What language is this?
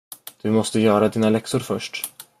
Swedish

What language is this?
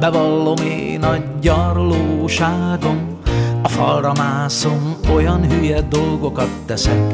Hungarian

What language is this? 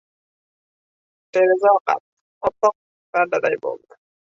Uzbek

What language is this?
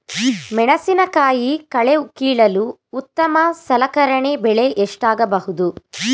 Kannada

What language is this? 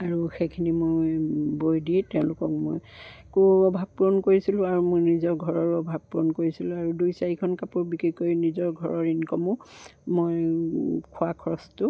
Assamese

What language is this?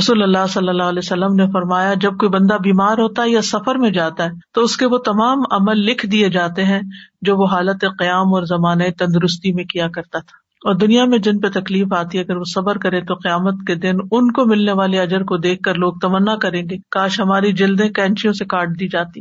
Urdu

